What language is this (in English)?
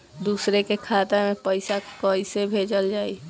Bhojpuri